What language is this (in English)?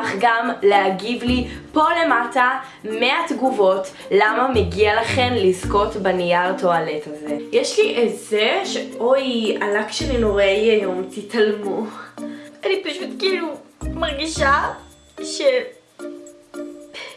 Hebrew